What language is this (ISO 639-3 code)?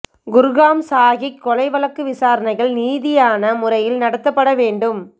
tam